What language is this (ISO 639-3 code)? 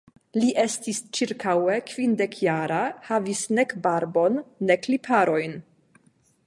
epo